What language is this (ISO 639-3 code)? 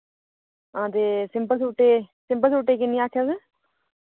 doi